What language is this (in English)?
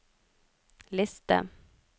Norwegian